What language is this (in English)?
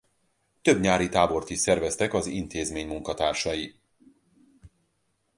Hungarian